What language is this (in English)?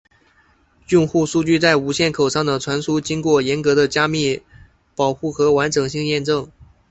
Chinese